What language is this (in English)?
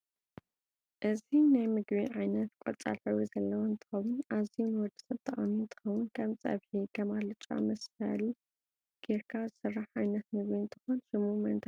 Tigrinya